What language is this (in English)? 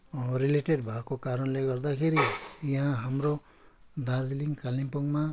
Nepali